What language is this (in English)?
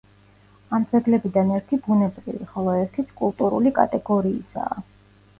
Georgian